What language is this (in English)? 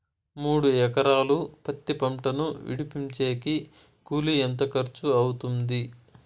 Telugu